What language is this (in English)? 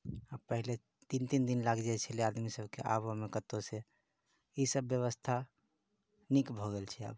Maithili